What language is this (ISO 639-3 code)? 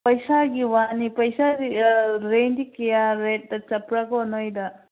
mni